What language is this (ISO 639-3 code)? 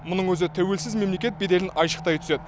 kaz